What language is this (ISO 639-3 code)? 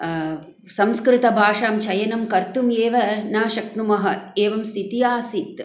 san